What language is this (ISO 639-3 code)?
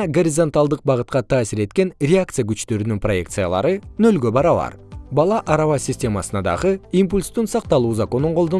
kir